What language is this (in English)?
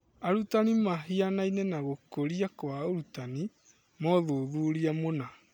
Kikuyu